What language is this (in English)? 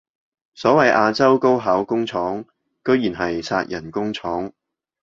Cantonese